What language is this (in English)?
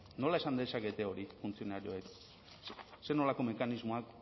Basque